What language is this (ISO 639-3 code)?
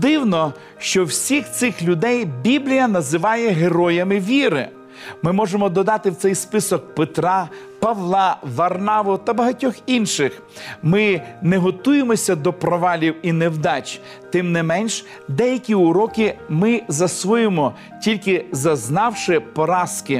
ukr